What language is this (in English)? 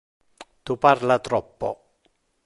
Interlingua